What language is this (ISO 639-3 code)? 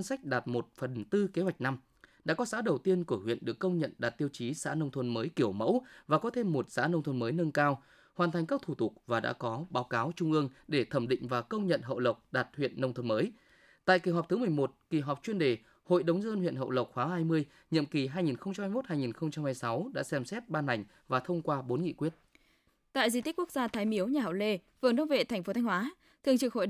vie